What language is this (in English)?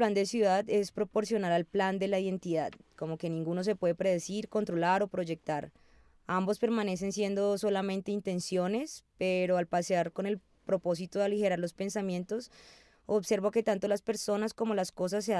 Spanish